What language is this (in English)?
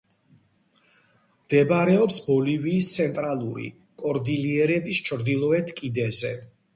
Georgian